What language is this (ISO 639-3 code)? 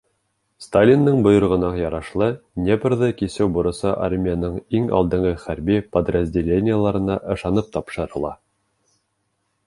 bak